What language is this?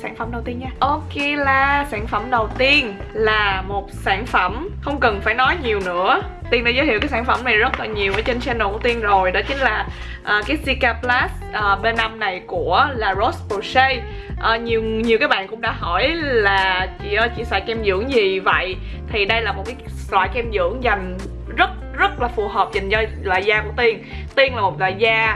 Vietnamese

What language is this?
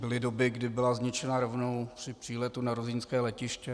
Czech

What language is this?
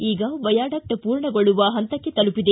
Kannada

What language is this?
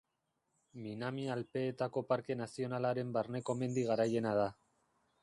Basque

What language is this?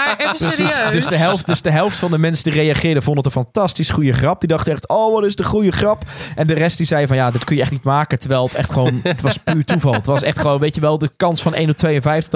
Dutch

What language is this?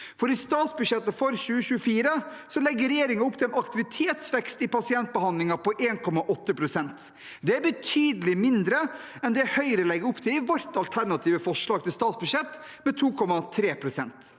Norwegian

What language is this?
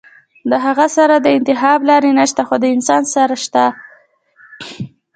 Pashto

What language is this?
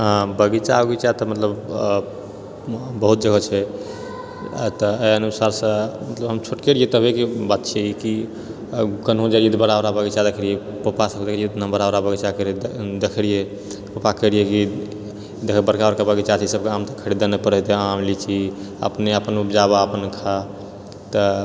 Maithili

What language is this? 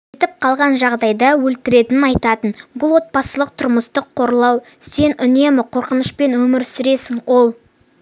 Kazakh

